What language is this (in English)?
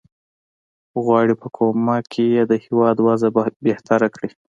Pashto